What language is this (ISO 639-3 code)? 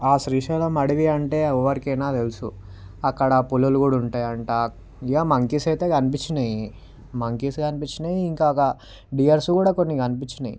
tel